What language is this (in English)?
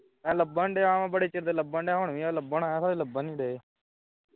Punjabi